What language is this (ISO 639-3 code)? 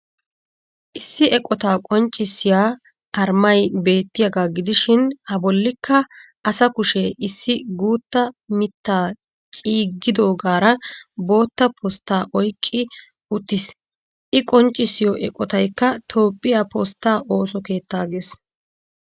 wal